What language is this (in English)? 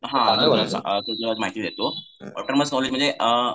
Marathi